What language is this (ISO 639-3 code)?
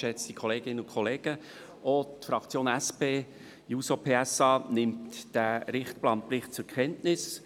gsw